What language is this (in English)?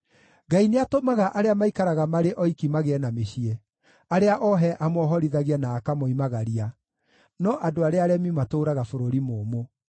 Kikuyu